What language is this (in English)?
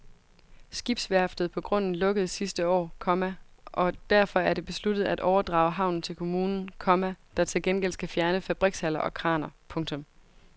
Danish